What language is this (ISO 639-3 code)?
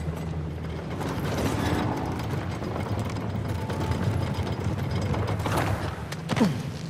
por